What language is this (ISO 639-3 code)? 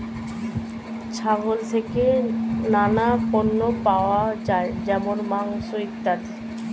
ben